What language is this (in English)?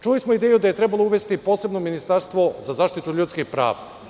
Serbian